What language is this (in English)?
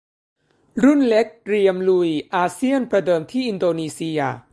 Thai